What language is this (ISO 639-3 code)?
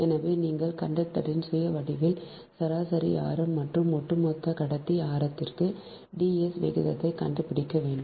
tam